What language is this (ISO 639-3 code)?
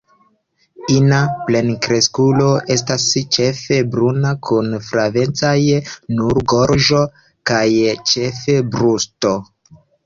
epo